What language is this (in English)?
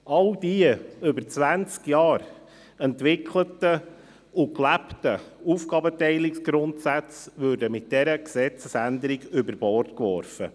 Swiss German